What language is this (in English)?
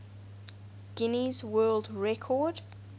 English